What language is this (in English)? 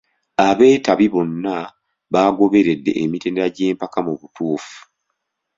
Ganda